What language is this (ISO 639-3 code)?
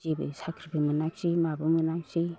brx